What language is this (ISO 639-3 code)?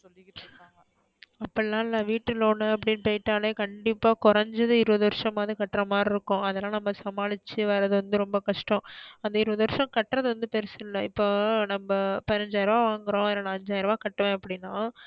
tam